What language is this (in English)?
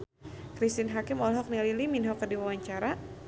Sundanese